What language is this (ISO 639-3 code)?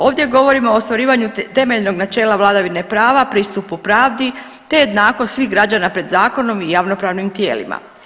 hrv